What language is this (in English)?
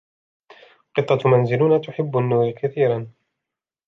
Arabic